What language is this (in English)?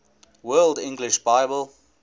English